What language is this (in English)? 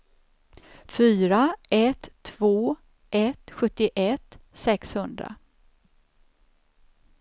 Swedish